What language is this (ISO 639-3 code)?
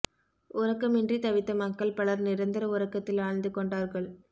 tam